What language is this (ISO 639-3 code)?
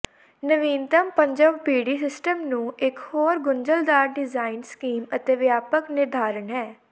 pan